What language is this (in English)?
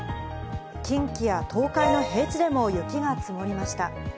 Japanese